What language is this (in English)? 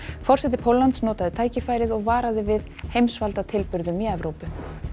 Icelandic